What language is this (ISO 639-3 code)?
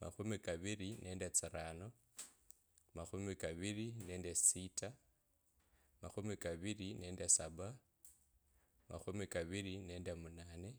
lkb